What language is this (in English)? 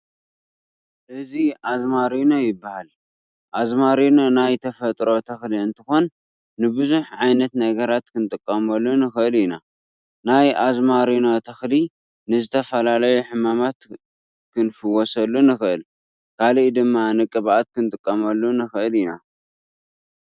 Tigrinya